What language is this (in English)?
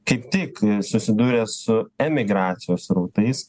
Lithuanian